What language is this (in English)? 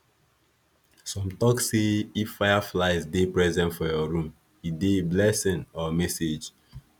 Nigerian Pidgin